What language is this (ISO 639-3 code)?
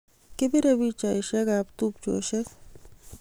kln